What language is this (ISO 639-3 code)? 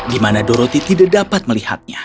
ind